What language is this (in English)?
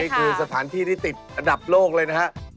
Thai